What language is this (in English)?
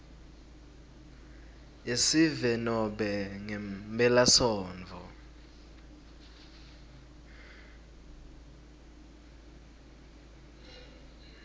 Swati